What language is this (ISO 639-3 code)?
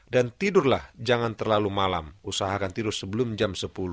ind